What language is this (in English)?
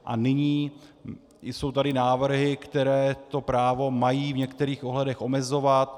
Czech